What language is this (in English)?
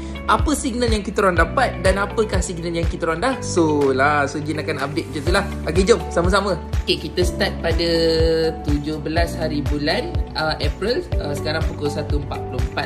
Malay